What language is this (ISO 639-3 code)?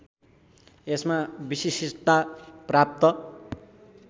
nep